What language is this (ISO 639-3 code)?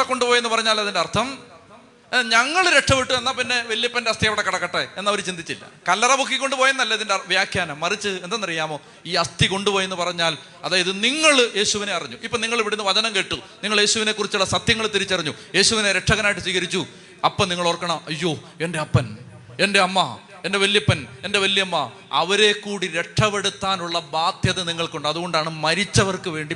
mal